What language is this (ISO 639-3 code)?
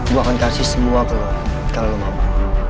ind